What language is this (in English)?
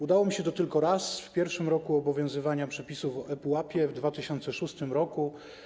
Polish